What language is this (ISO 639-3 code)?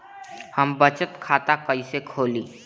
bho